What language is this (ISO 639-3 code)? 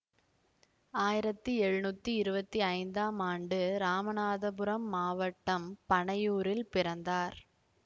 tam